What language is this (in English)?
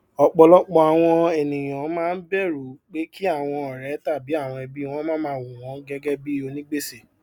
Yoruba